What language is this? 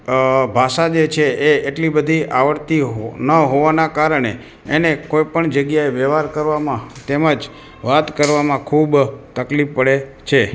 Gujarati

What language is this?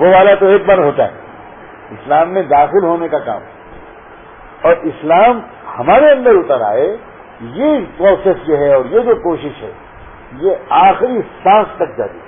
Urdu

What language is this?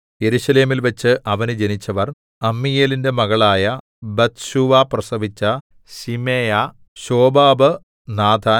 Malayalam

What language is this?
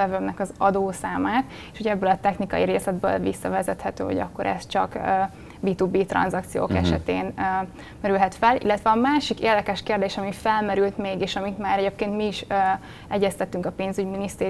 Hungarian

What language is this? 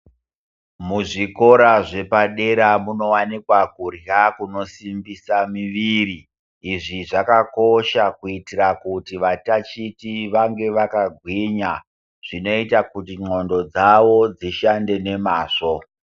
Ndau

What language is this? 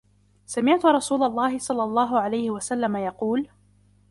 Arabic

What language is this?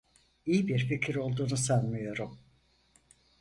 Turkish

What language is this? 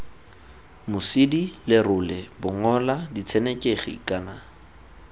Tswana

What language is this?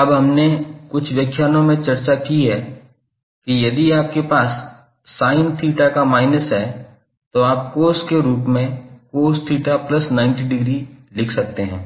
Hindi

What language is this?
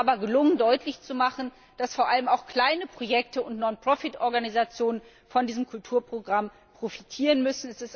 German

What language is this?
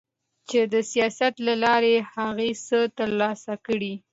Pashto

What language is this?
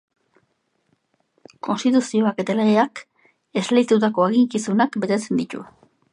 Basque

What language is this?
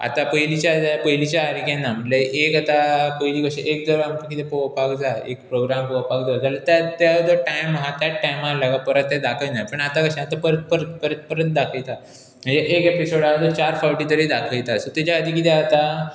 Konkani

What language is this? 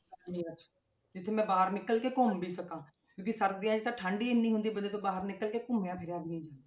Punjabi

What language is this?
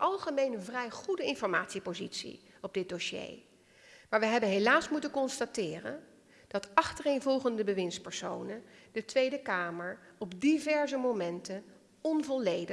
Dutch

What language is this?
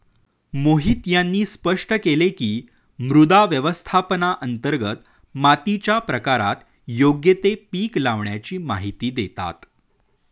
Marathi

